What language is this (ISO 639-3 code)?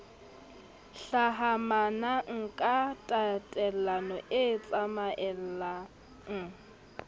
sot